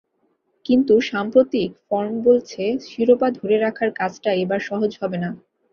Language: Bangla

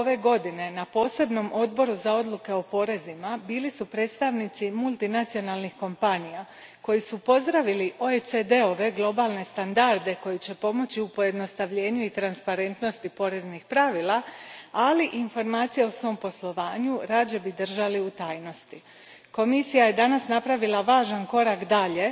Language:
Croatian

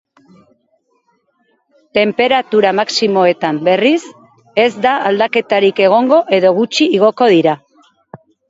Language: Basque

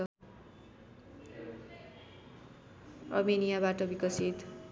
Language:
Nepali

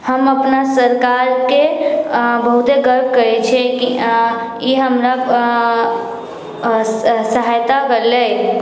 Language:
Maithili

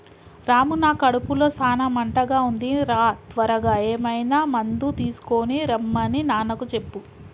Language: Telugu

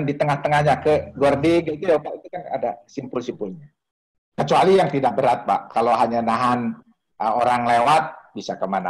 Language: Indonesian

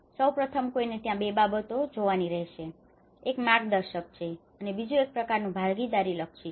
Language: Gujarati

